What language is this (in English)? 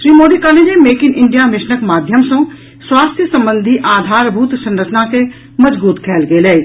Maithili